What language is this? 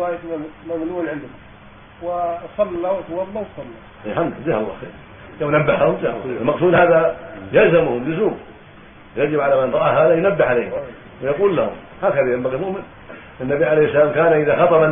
Arabic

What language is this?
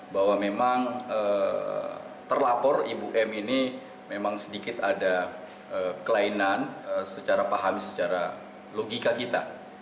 Indonesian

